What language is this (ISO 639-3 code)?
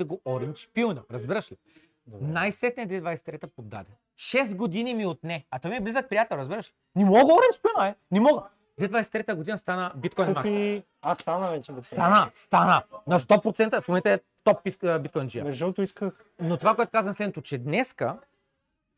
bul